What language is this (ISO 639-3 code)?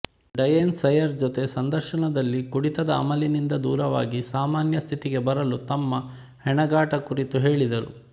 kan